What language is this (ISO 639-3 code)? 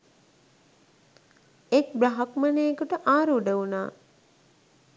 sin